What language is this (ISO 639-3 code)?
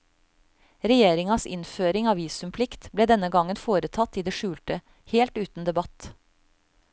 nor